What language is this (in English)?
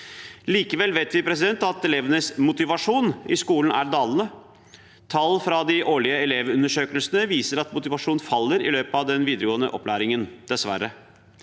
Norwegian